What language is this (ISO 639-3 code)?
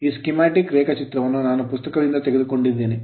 kan